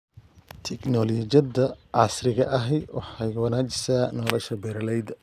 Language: Somali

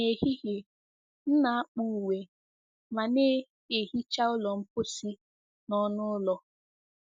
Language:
Igbo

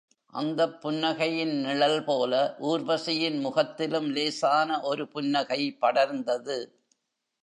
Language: Tamil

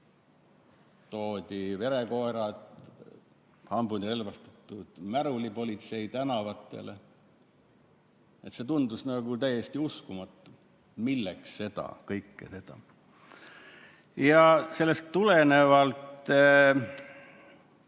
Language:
Estonian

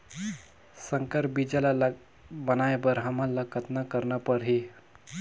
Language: Chhattisgarhi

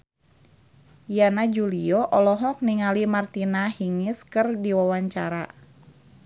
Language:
Sundanese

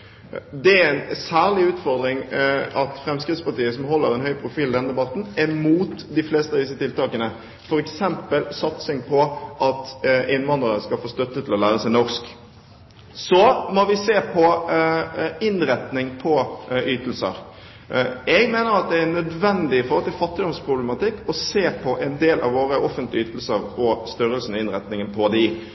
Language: Norwegian Bokmål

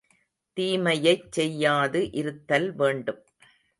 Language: Tamil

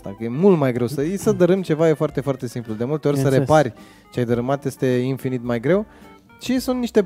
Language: Romanian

